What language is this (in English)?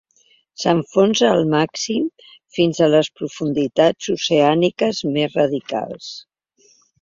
Catalan